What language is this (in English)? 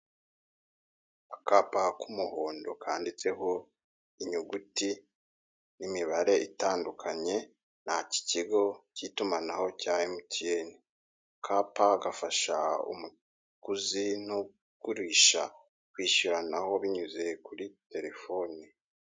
Kinyarwanda